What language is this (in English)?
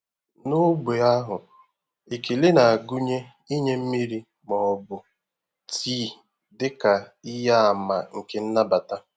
Igbo